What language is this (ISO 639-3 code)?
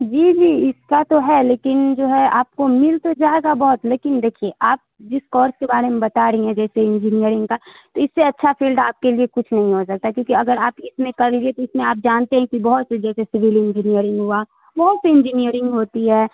urd